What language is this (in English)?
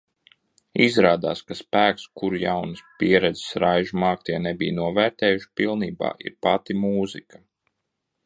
Latvian